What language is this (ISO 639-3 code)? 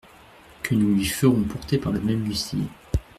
fra